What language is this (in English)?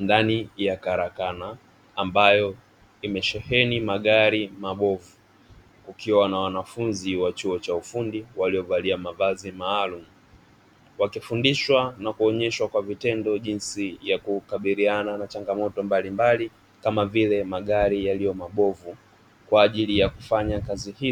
Swahili